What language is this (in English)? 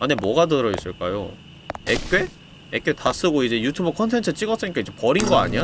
Korean